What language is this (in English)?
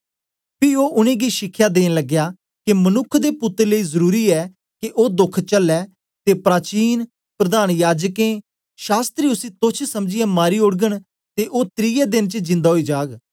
Dogri